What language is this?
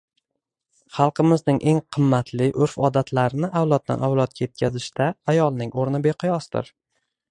Uzbek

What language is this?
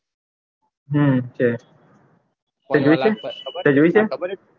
Gujarati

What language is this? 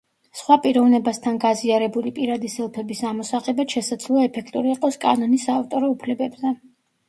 Georgian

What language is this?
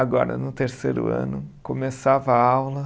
Portuguese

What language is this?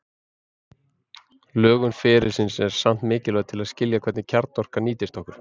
Icelandic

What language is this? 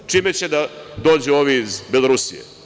Serbian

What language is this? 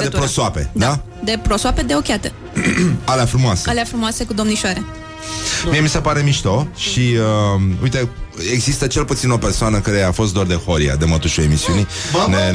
Romanian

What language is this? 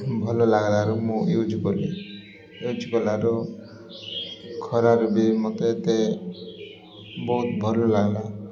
Odia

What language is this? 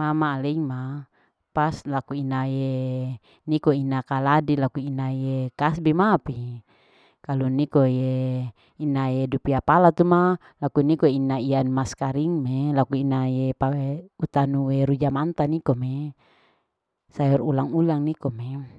Larike-Wakasihu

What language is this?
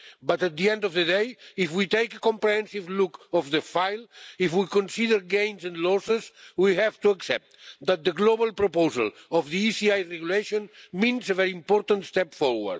English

